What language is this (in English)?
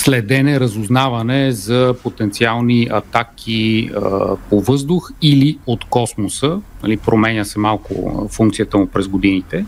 Bulgarian